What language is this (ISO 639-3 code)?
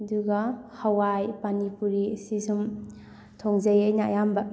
mni